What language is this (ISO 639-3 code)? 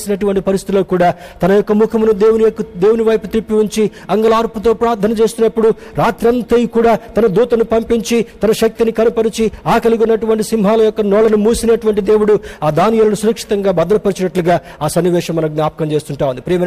tel